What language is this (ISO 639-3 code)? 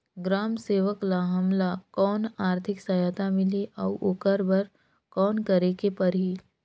hne